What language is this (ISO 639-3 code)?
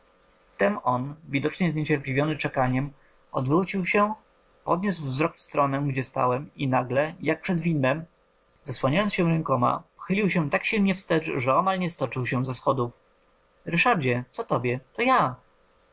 pol